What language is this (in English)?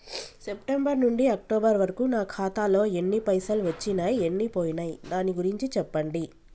Telugu